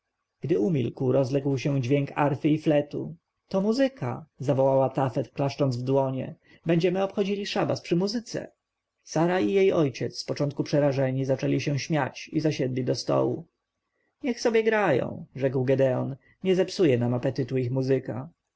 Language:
Polish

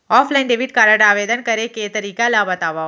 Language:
Chhattisgarhi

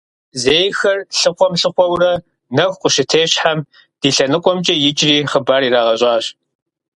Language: Kabardian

